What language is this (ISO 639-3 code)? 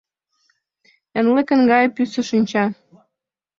chm